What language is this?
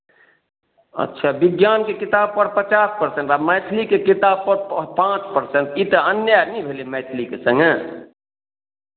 Maithili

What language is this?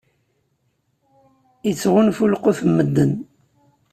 Kabyle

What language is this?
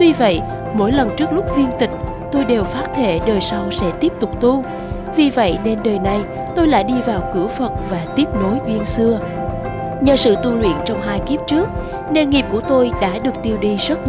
Vietnamese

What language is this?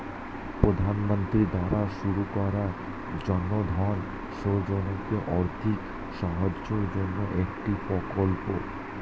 Bangla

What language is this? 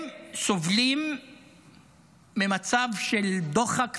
Hebrew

